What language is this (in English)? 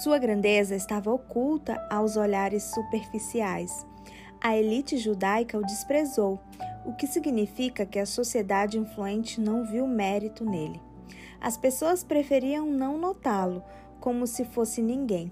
Portuguese